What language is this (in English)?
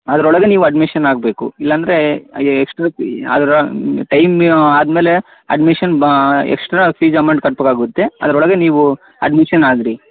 Kannada